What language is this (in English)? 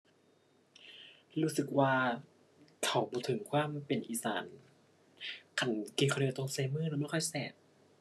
Thai